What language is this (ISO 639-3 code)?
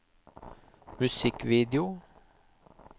nor